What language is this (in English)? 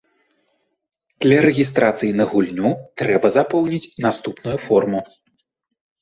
Belarusian